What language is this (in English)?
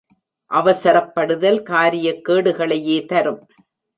Tamil